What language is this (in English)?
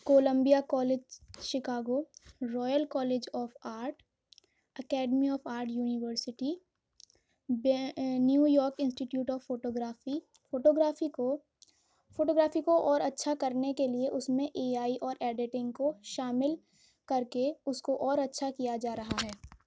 Urdu